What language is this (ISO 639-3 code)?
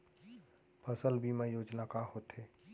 hne